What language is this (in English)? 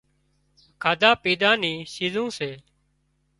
Wadiyara Koli